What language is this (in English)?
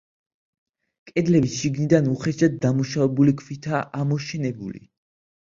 Georgian